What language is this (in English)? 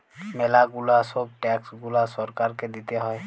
Bangla